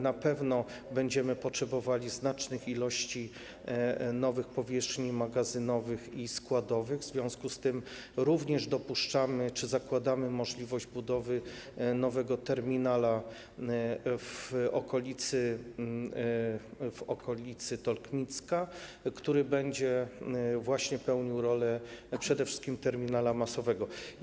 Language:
Polish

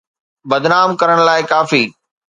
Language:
Sindhi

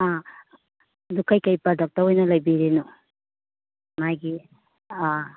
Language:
Manipuri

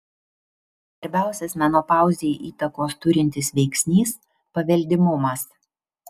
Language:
Lithuanian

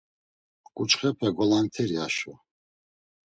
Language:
Laz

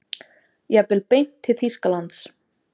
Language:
Icelandic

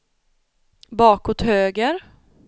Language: Swedish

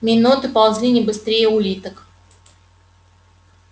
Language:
Russian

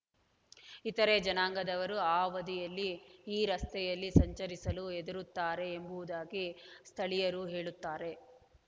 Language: Kannada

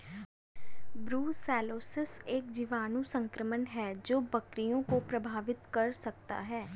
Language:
Hindi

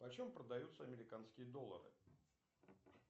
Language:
Russian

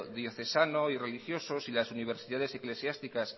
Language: Spanish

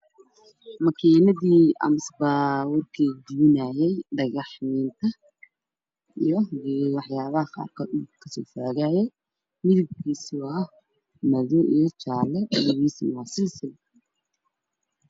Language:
Somali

